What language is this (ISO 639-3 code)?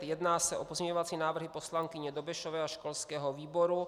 ces